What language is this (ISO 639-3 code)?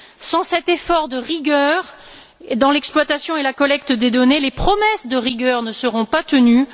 fra